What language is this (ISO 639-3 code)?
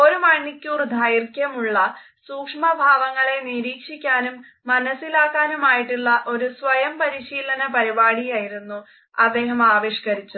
mal